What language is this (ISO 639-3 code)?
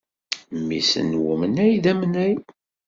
kab